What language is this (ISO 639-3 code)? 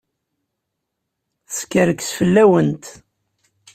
kab